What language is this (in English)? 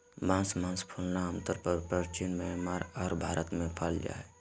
Magahi